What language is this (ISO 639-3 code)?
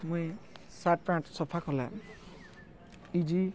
ori